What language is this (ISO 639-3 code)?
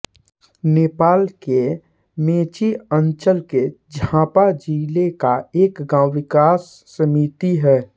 hin